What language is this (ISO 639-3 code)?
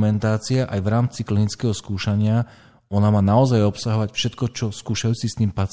slk